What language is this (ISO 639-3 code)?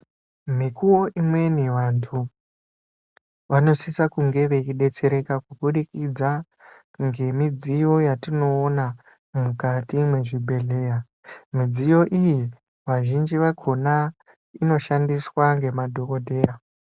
ndc